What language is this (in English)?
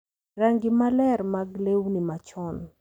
Luo (Kenya and Tanzania)